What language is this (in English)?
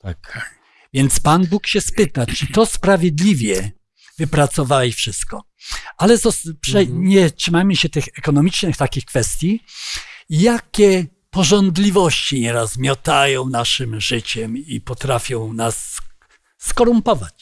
Polish